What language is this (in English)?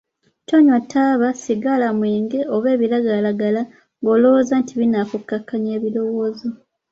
Ganda